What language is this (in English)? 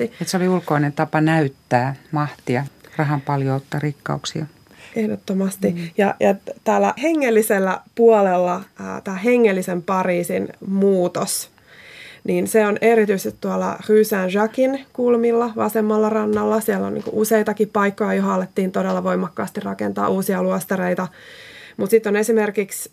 Finnish